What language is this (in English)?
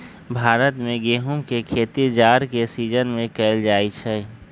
Magahi